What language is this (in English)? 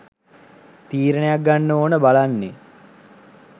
Sinhala